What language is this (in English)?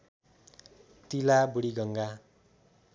Nepali